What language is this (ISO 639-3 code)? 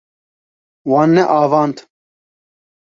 kur